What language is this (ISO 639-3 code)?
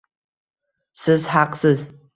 uzb